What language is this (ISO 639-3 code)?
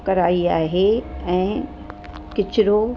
snd